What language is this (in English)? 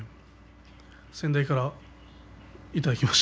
Japanese